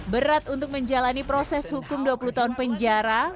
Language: Indonesian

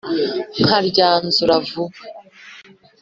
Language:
Kinyarwanda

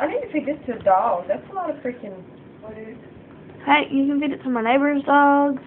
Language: English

